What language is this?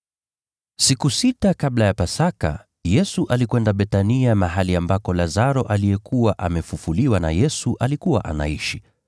Swahili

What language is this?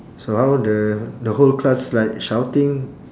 English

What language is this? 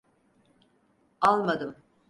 Turkish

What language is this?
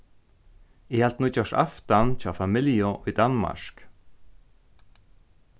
Faroese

